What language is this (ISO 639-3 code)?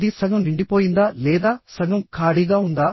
tel